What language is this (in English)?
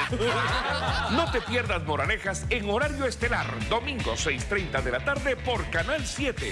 Spanish